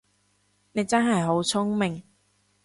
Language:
Cantonese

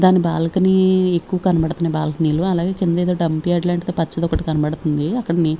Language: Telugu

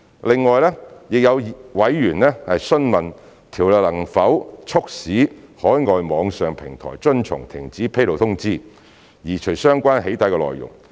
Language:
Cantonese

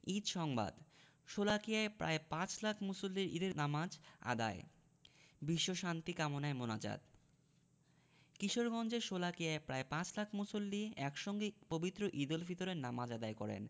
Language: Bangla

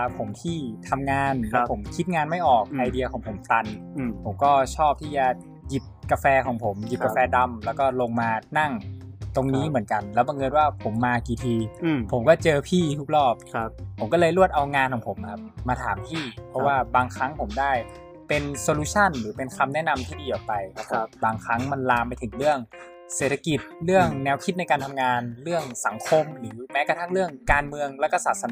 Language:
Thai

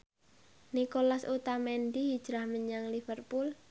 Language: Javanese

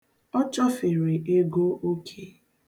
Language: Igbo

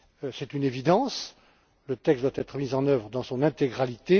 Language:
French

